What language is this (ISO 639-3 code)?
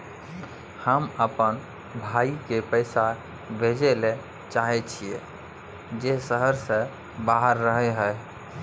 mai